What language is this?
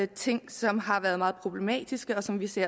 Danish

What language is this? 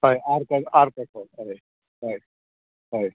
Konkani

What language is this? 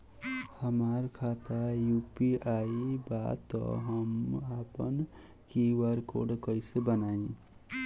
Bhojpuri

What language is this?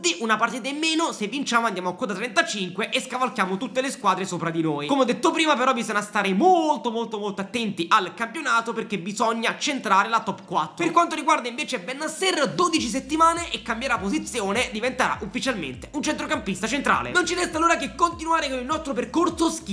Italian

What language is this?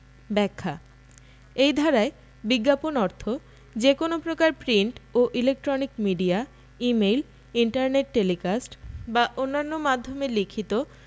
Bangla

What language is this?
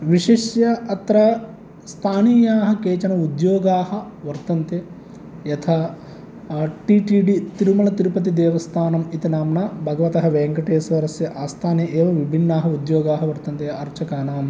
Sanskrit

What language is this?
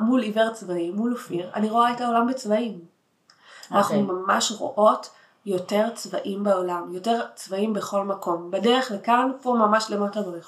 Hebrew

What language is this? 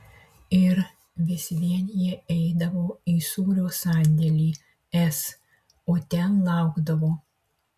Lithuanian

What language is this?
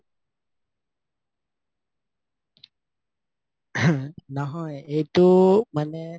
Assamese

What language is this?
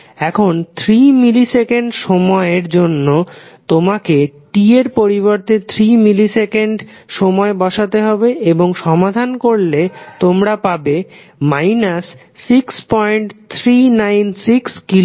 Bangla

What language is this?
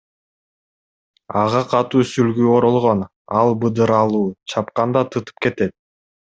Kyrgyz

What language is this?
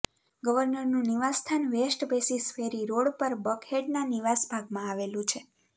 Gujarati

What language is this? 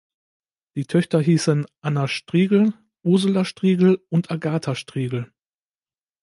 German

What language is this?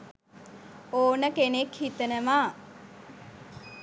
Sinhala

